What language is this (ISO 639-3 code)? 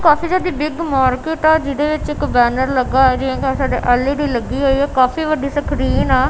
pan